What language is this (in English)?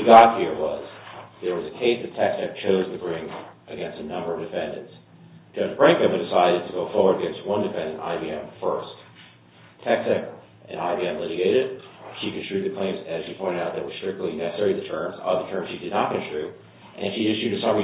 English